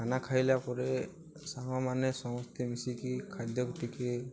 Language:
Odia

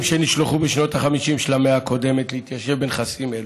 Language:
Hebrew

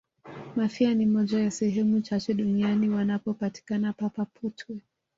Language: Swahili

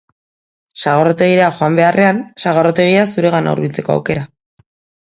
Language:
Basque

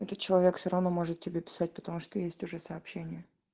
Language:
Russian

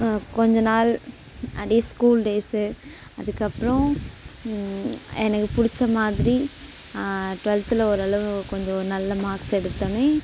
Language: Tamil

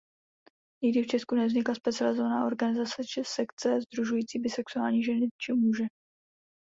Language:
Czech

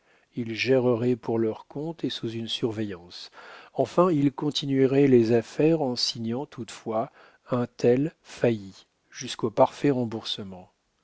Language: French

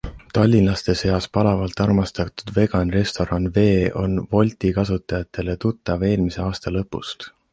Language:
Estonian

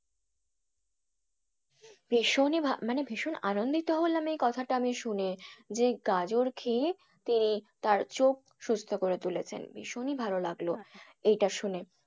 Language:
Bangla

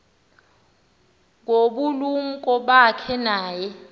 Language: Xhosa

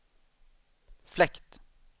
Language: Swedish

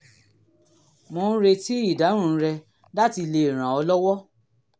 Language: Yoruba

